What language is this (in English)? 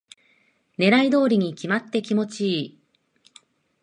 Japanese